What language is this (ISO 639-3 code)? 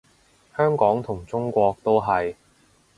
yue